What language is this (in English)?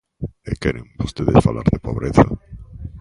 Galician